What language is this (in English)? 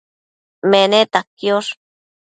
Matsés